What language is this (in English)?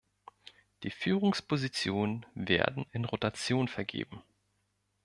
German